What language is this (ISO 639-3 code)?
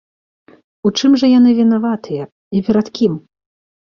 bel